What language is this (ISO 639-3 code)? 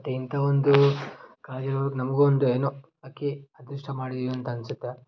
kan